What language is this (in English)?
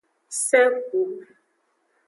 Aja (Benin)